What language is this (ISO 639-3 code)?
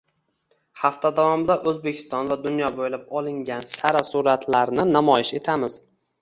uzb